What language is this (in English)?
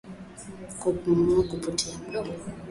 Swahili